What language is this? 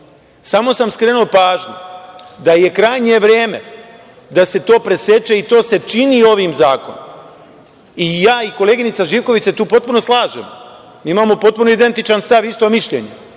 Serbian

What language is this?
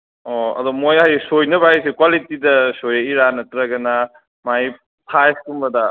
Manipuri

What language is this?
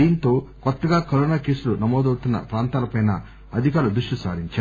Telugu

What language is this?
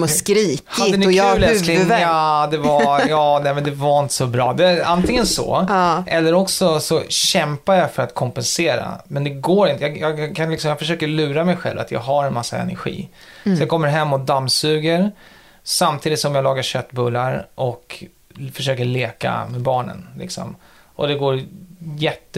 Swedish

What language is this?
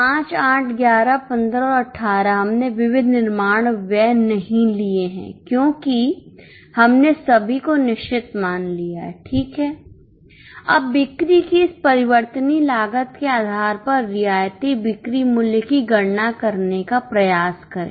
Hindi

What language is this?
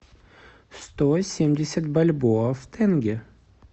Russian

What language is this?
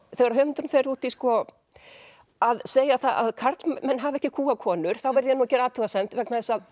Icelandic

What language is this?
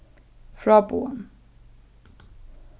Faroese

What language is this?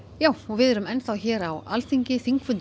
Icelandic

